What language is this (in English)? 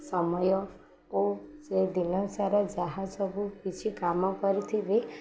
Odia